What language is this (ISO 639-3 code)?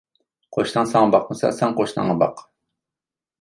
uig